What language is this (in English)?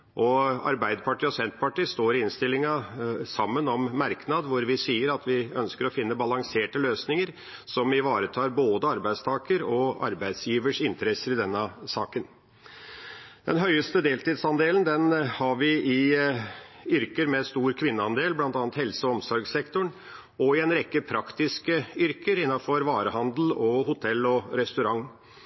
Norwegian Bokmål